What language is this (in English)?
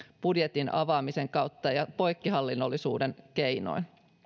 Finnish